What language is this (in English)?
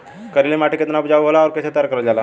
Bhojpuri